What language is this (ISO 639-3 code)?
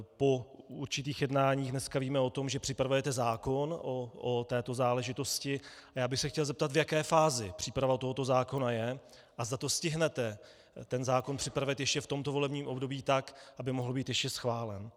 ces